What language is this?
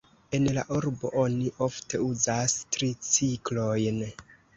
Esperanto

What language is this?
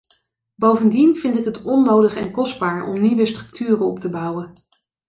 Dutch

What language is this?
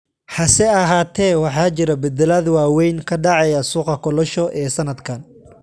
Somali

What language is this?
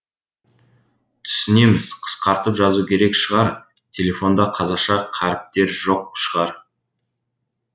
Kazakh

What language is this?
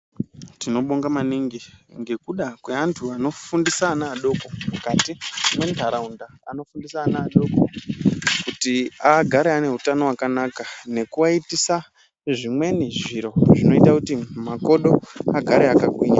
Ndau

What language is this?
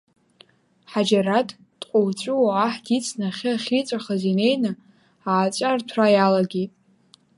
Abkhazian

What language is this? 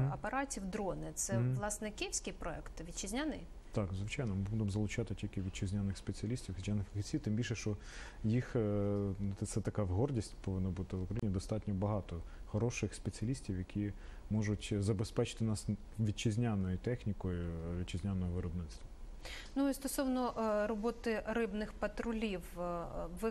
Russian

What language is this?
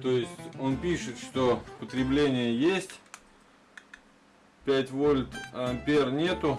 Russian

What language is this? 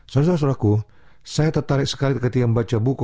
Indonesian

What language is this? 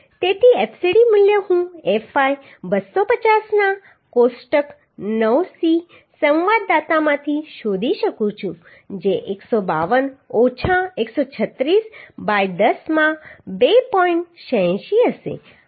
Gujarati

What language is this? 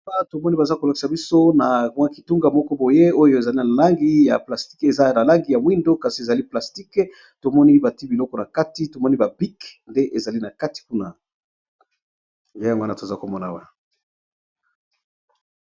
Lingala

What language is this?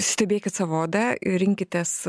Lithuanian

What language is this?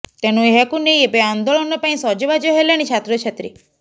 Odia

